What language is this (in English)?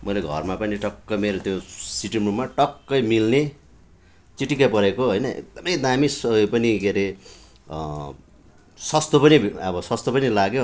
Nepali